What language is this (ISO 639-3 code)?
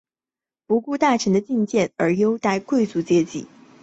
zho